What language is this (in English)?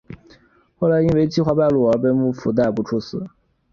Chinese